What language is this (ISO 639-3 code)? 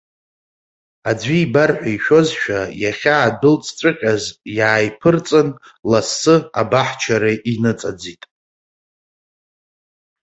abk